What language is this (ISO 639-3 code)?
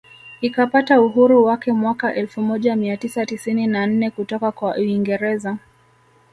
swa